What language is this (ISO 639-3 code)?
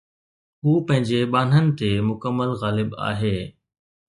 snd